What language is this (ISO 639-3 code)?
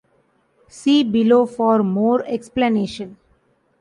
eng